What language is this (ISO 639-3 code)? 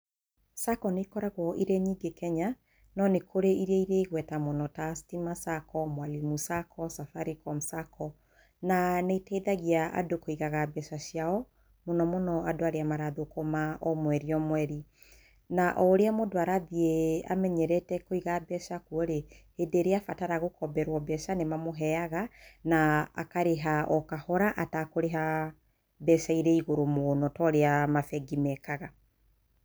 kik